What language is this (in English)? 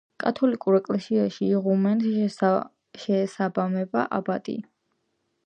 Georgian